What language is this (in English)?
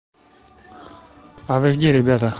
Russian